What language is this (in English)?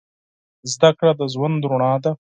Pashto